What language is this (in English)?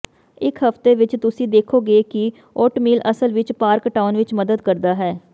Punjabi